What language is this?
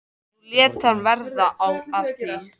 Icelandic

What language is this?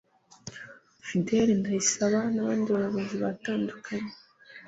Kinyarwanda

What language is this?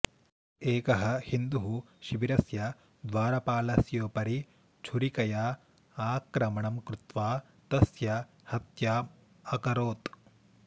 Sanskrit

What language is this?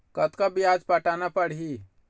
Chhattisgarhi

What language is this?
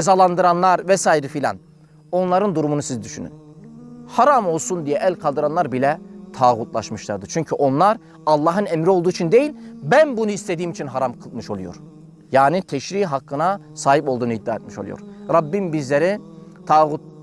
Turkish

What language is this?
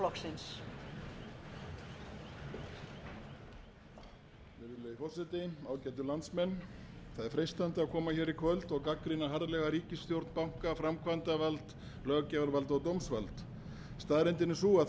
Icelandic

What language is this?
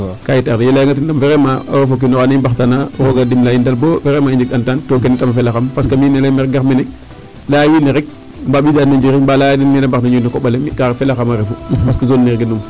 Serer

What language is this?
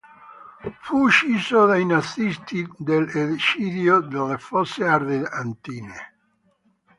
Italian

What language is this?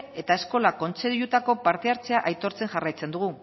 Basque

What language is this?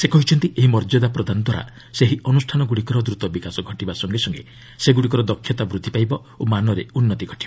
Odia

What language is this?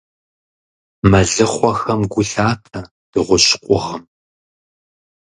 Kabardian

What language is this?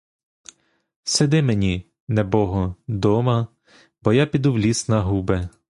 Ukrainian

